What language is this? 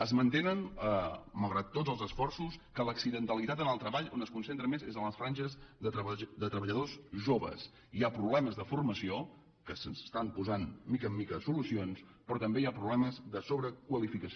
Catalan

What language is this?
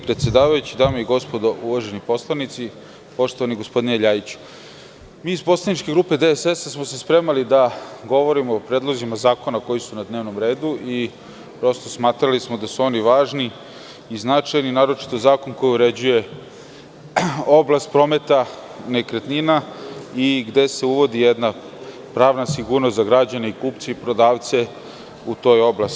Serbian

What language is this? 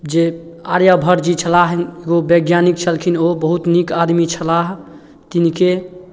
Maithili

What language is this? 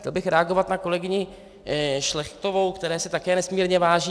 Czech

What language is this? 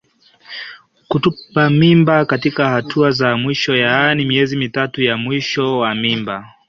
Swahili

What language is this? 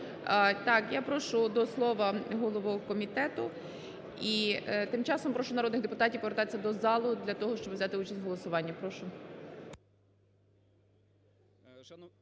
Ukrainian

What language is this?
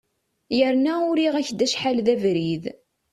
Kabyle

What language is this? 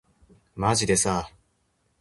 Japanese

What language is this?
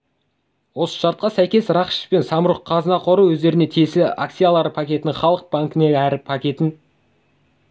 Kazakh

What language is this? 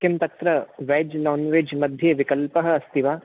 Sanskrit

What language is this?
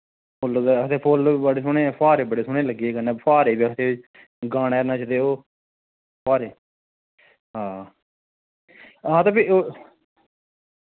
Dogri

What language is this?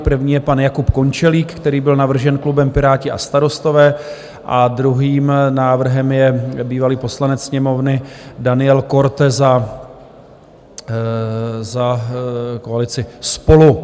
Czech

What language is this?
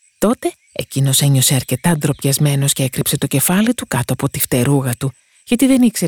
Greek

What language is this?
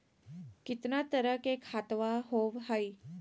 Magahi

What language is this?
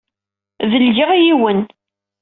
Kabyle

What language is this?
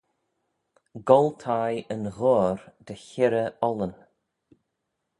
Manx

